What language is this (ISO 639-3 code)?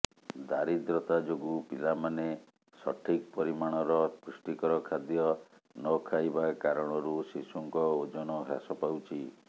ori